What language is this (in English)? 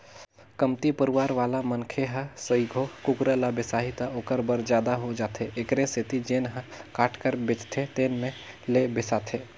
Chhattisgarhi